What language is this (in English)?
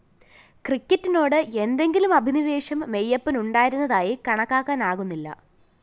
Malayalam